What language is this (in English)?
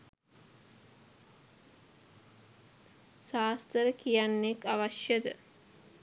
Sinhala